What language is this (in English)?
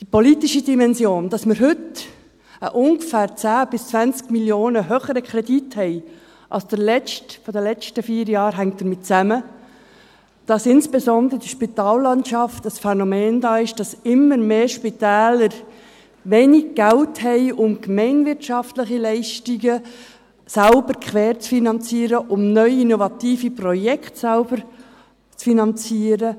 Swiss German